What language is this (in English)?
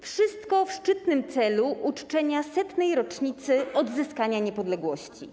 Polish